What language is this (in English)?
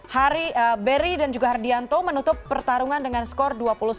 Indonesian